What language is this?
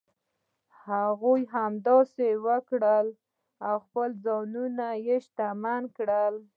Pashto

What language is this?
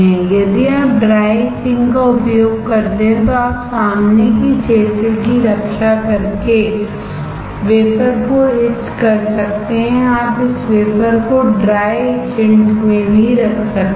Hindi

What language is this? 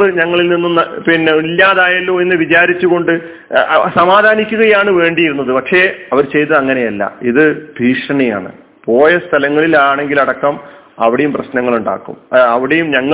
Malayalam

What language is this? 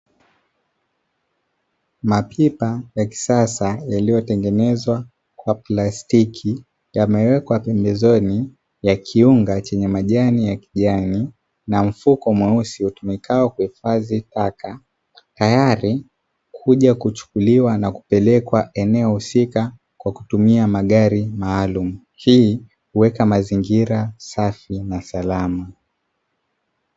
Swahili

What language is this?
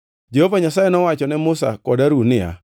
Luo (Kenya and Tanzania)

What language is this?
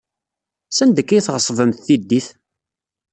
Kabyle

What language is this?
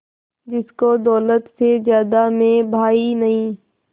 Hindi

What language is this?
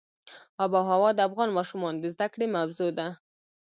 Pashto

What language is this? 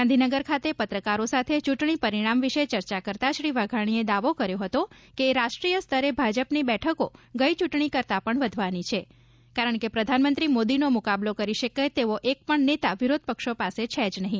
Gujarati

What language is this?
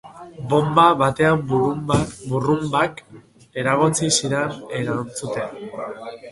Basque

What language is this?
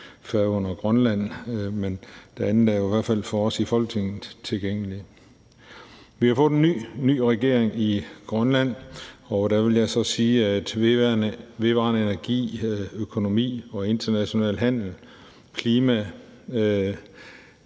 Danish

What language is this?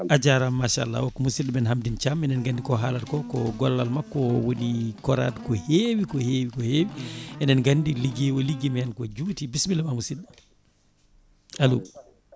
Fula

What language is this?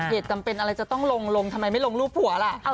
Thai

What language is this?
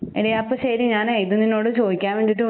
Malayalam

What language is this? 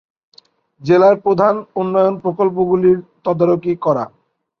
Bangla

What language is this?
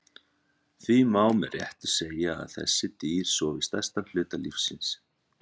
Icelandic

